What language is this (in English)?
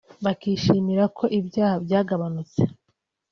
Kinyarwanda